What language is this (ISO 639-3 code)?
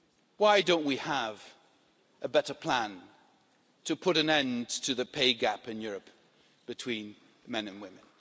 eng